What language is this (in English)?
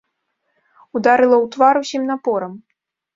Belarusian